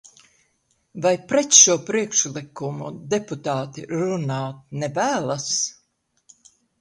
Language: Latvian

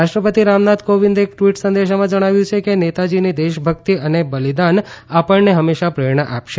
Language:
Gujarati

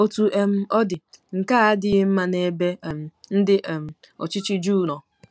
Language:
Igbo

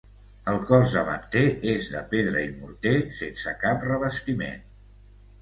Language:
Catalan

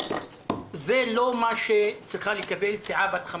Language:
Hebrew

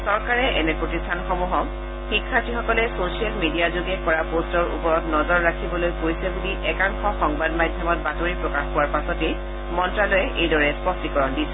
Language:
Assamese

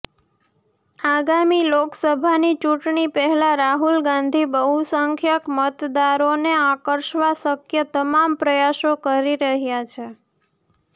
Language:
Gujarati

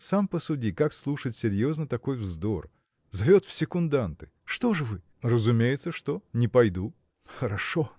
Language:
Russian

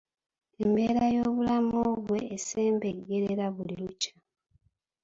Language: Ganda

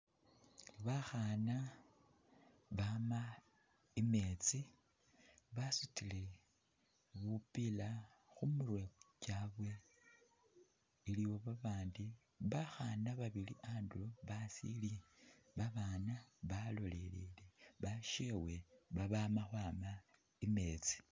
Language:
Masaaba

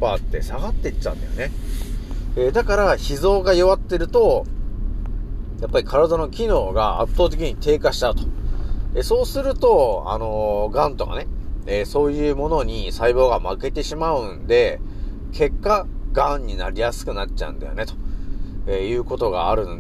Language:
Japanese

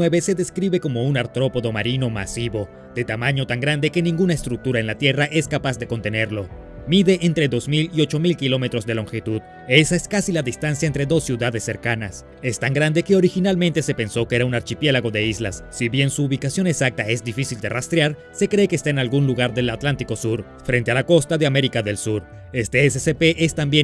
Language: Spanish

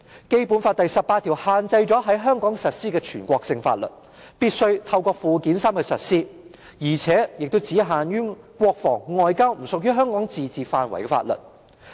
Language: Cantonese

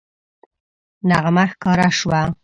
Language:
Pashto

